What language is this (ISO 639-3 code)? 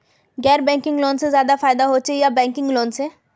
mag